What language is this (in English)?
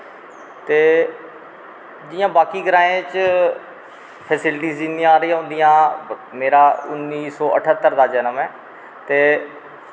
Dogri